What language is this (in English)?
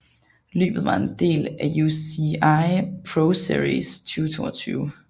Danish